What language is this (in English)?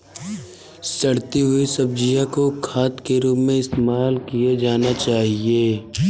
Hindi